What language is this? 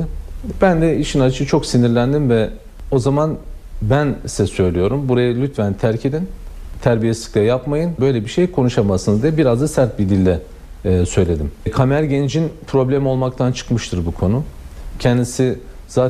Turkish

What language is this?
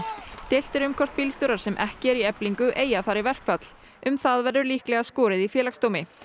Icelandic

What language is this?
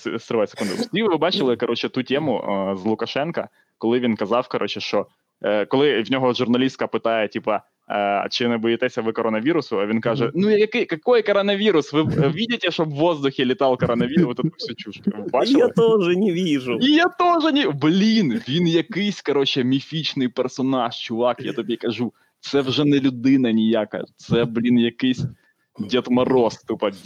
Ukrainian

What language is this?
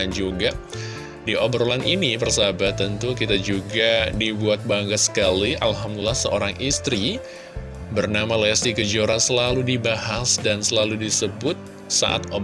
Indonesian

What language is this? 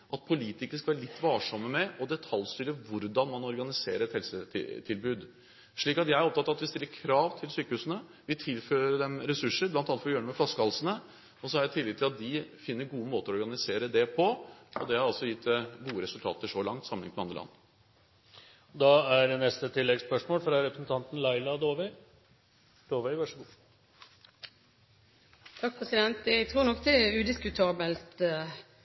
Norwegian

